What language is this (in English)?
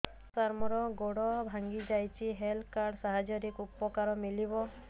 Odia